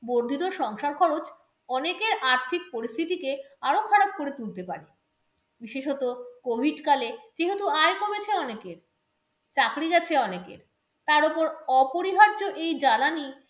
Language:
Bangla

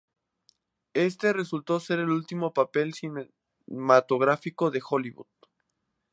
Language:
Spanish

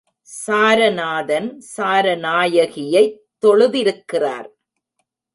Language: Tamil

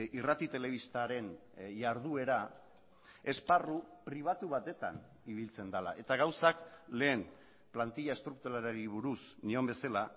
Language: Basque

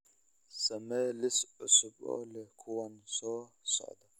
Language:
Somali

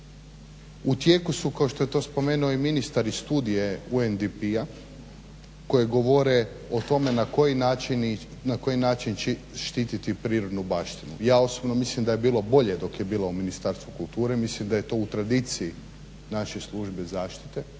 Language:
Croatian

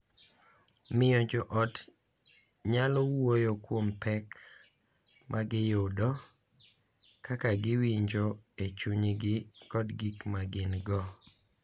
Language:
Luo (Kenya and Tanzania)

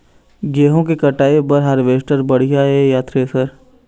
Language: Chhattisgarhi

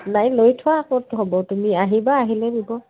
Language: Assamese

